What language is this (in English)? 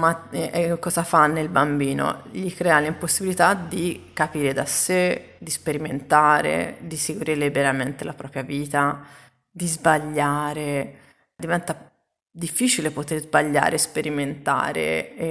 Italian